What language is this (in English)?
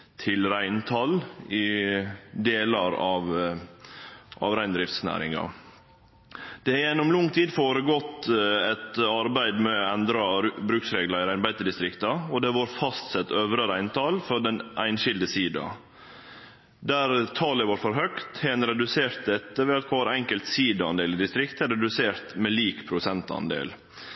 Norwegian Nynorsk